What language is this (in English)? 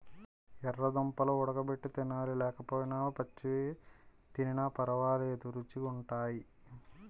Telugu